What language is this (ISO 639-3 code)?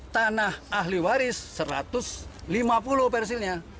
ind